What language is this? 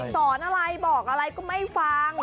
Thai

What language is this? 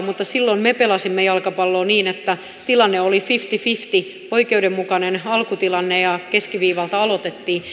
Finnish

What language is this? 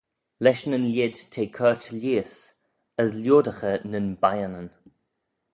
Manx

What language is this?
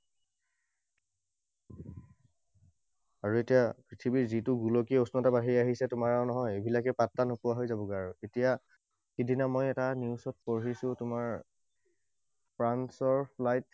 Assamese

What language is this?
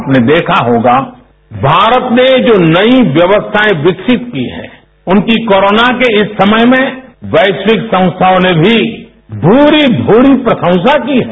Hindi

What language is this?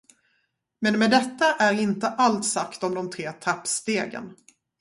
Swedish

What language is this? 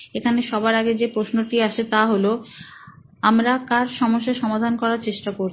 Bangla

